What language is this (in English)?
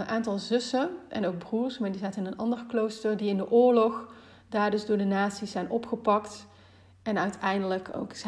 Dutch